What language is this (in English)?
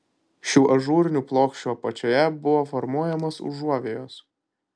Lithuanian